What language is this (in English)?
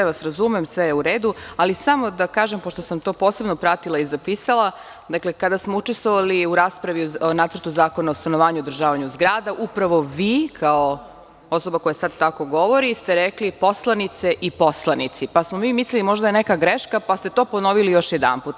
Serbian